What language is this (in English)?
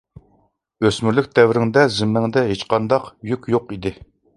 Uyghur